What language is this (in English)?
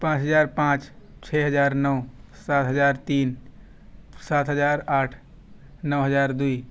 Urdu